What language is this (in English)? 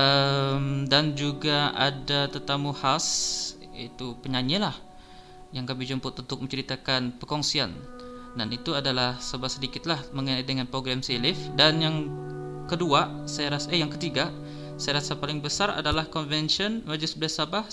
Malay